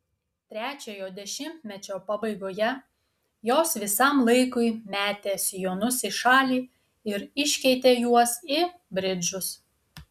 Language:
Lithuanian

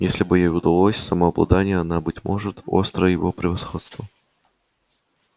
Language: Russian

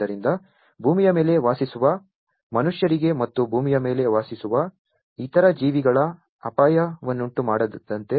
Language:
Kannada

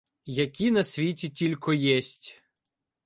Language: Ukrainian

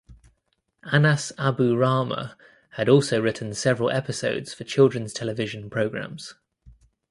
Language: English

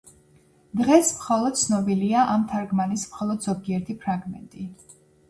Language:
Georgian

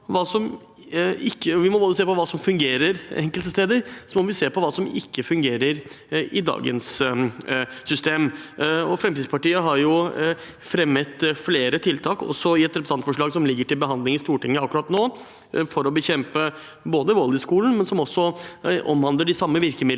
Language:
Norwegian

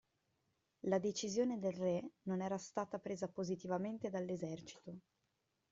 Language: Italian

